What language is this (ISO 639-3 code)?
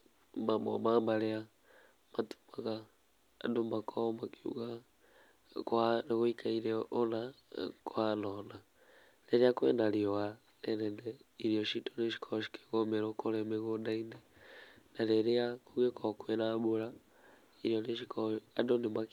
kik